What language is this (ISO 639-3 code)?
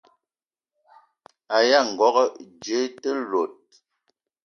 eto